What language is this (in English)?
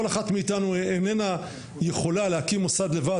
Hebrew